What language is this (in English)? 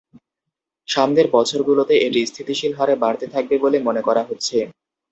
Bangla